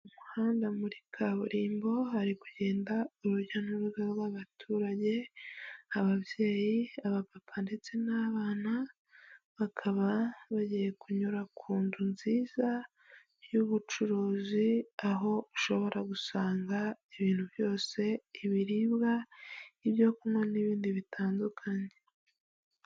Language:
Kinyarwanda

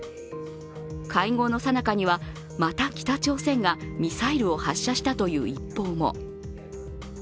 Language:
Japanese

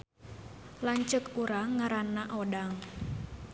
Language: Sundanese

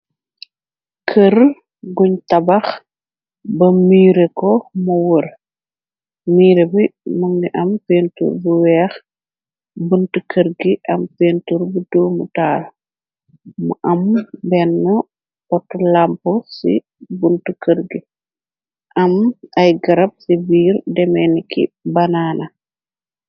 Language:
Wolof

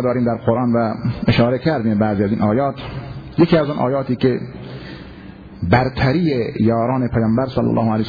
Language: Persian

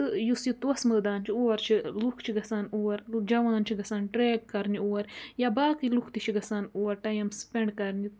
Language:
Kashmiri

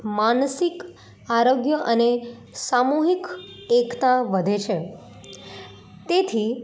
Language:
Gujarati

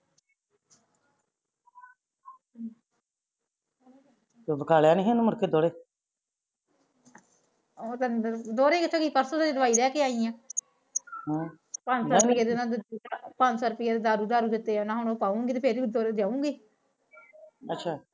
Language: Punjabi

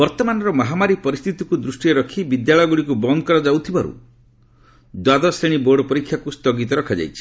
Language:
Odia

